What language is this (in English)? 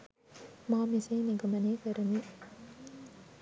Sinhala